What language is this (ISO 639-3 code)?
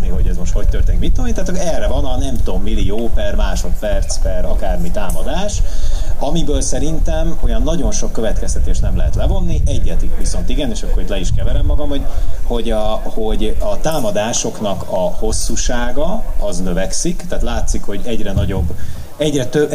hun